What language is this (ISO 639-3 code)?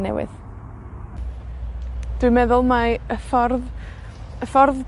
cym